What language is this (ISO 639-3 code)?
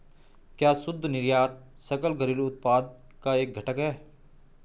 hin